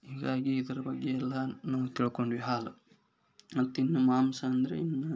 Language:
Kannada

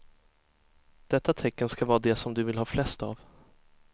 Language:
Swedish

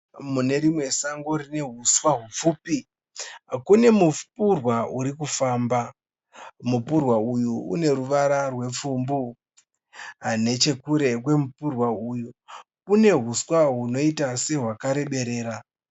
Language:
Shona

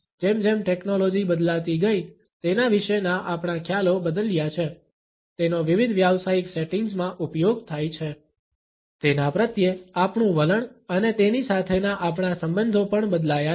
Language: Gujarati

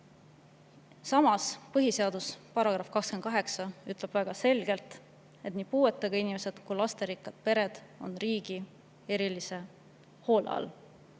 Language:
Estonian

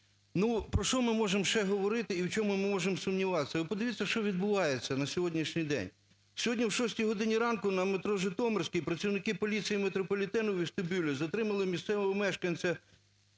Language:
Ukrainian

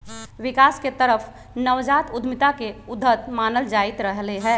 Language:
Magahi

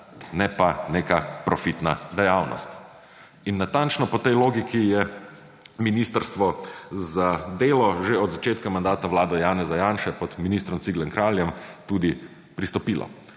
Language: Slovenian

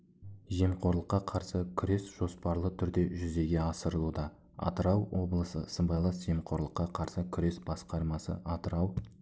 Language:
Kazakh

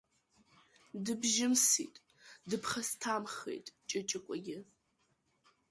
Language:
Abkhazian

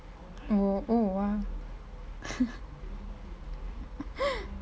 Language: English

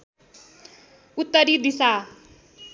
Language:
Nepali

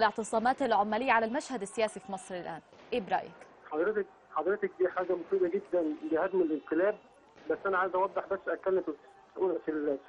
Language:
Arabic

